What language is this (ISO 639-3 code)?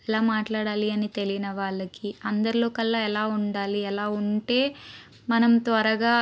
tel